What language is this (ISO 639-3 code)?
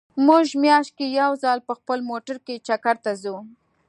pus